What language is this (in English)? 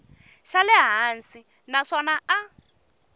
Tsonga